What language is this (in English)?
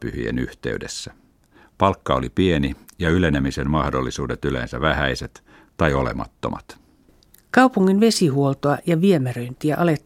Finnish